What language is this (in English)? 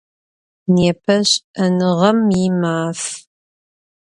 Adyghe